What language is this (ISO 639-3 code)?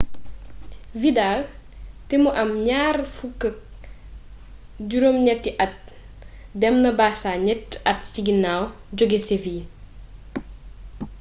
wol